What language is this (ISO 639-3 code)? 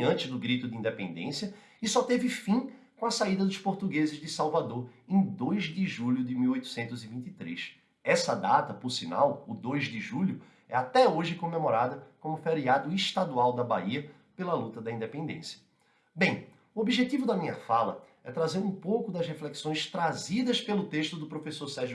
por